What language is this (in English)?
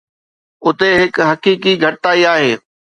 Sindhi